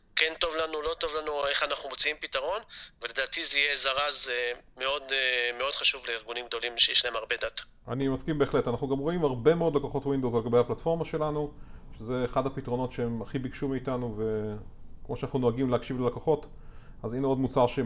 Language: Hebrew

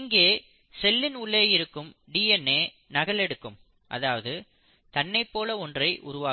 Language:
Tamil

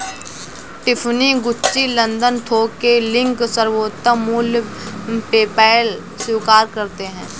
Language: Hindi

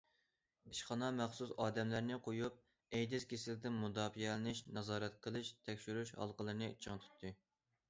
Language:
Uyghur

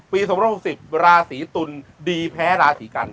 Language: Thai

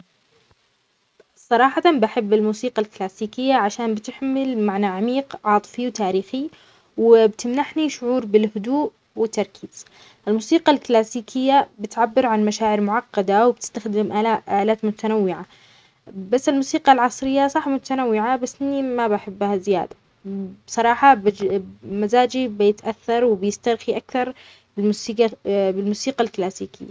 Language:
Omani Arabic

